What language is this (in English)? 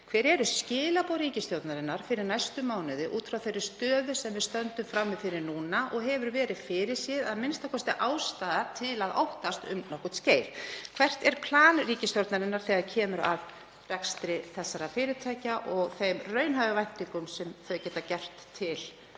Icelandic